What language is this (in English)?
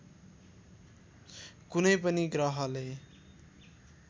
Nepali